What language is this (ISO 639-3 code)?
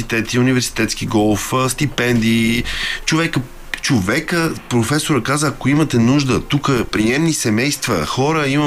bul